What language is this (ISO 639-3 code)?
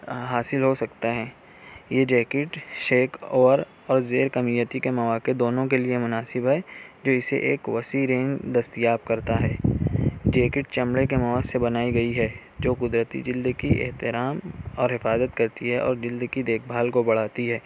urd